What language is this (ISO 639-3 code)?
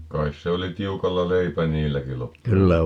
fin